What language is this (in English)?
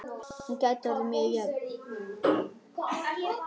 Icelandic